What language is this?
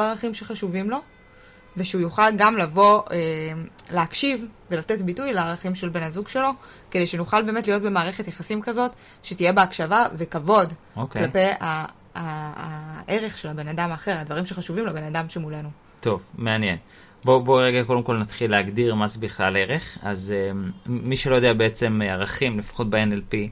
Hebrew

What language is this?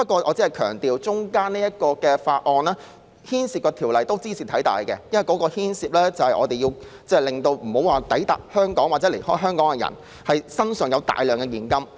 Cantonese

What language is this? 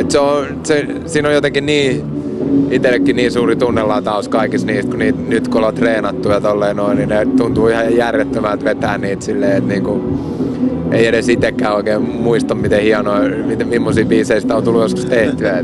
Finnish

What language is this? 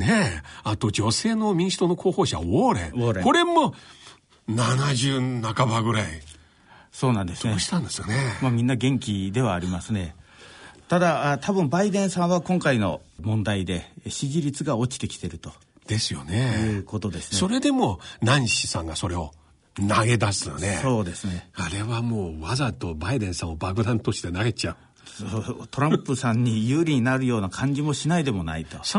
Japanese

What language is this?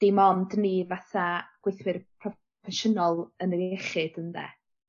Welsh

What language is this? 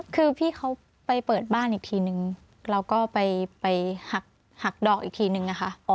Thai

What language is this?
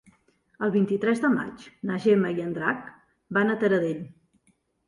Catalan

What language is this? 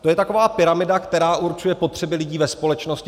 Czech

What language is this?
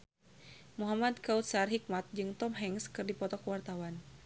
Sundanese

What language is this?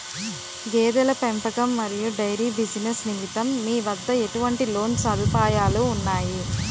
Telugu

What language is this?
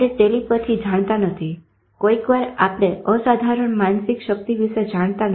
Gujarati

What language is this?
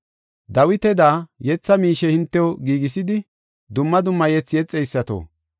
Gofa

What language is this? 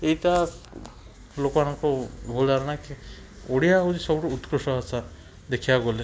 Odia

